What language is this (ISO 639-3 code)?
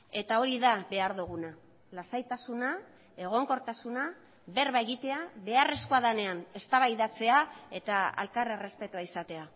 eus